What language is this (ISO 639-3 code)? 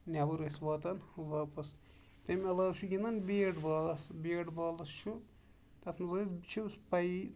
kas